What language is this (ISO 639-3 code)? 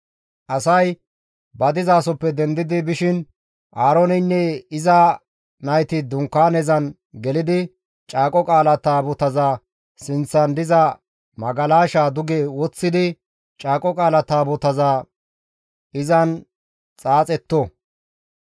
gmv